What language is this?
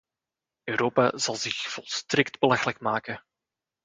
Dutch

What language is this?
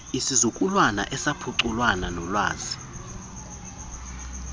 Xhosa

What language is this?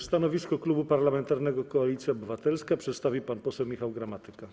Polish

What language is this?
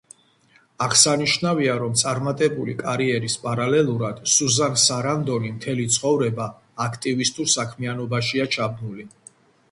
Georgian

